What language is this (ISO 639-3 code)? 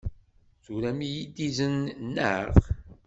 kab